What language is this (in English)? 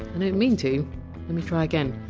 English